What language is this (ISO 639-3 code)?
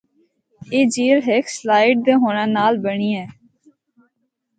hno